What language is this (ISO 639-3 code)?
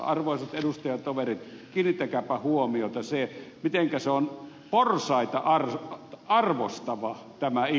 fin